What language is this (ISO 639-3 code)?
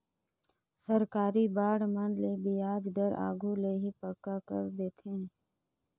hne